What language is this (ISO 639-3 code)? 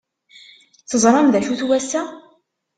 kab